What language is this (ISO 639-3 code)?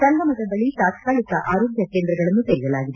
kan